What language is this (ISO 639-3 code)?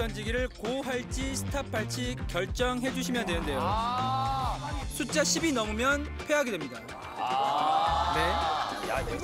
kor